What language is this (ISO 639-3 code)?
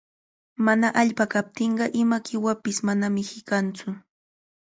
qvl